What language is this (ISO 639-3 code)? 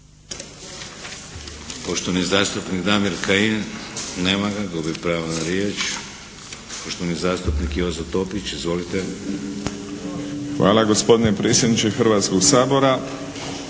hrv